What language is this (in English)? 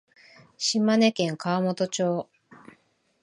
Japanese